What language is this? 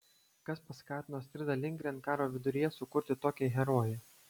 Lithuanian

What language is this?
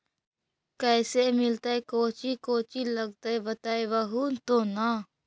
Magahi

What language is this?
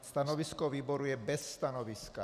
Czech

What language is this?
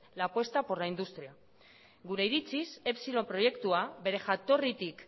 Basque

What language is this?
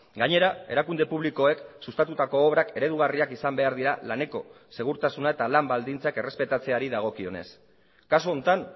Basque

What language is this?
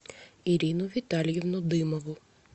Russian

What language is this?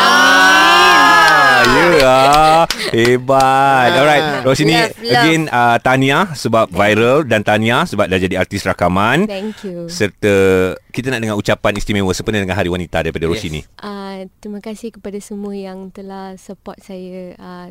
Malay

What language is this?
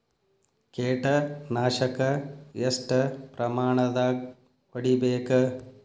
Kannada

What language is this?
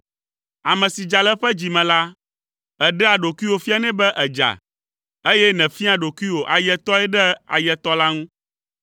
Ewe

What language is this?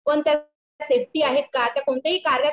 Marathi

